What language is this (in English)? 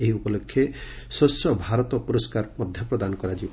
Odia